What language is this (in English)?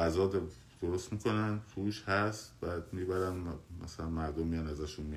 Persian